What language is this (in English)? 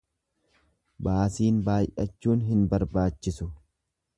Oromo